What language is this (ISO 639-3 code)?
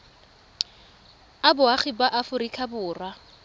tsn